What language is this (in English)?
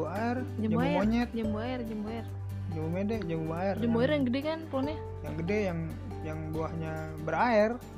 Indonesian